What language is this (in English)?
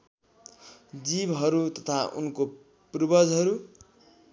Nepali